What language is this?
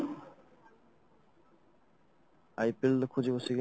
Odia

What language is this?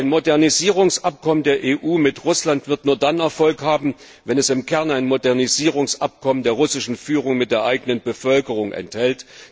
German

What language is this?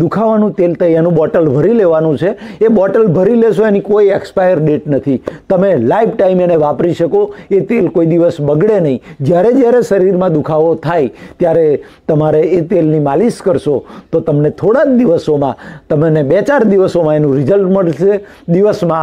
Hindi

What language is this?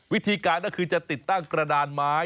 Thai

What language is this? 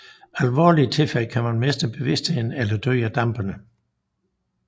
Danish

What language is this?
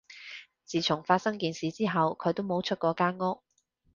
Cantonese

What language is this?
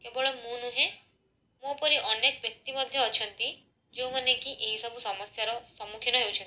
Odia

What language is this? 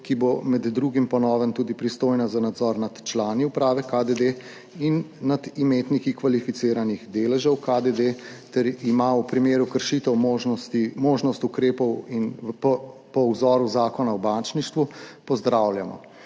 Slovenian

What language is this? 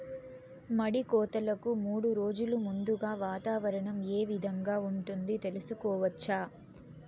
Telugu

